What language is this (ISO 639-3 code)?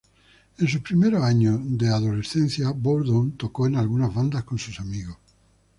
spa